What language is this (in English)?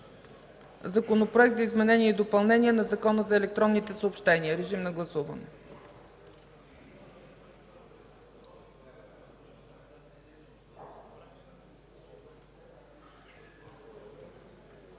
Bulgarian